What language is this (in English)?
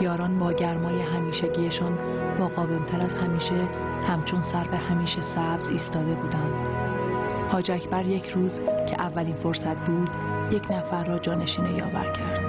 Persian